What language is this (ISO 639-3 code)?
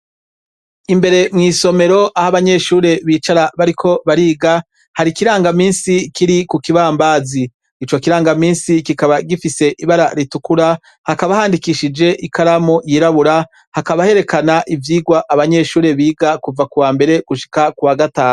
run